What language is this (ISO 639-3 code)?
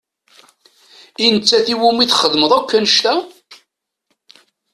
kab